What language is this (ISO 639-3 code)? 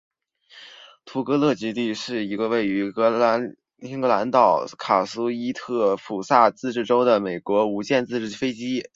zho